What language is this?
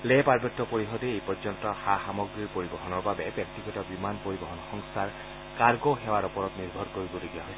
Assamese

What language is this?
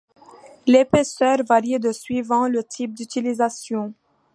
French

